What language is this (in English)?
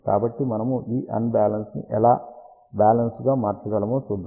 Telugu